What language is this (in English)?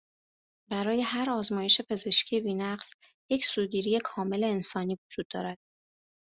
Persian